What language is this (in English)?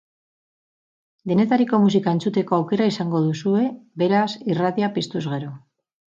Basque